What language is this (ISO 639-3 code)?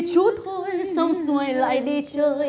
vie